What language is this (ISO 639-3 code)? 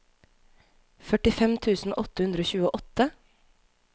nor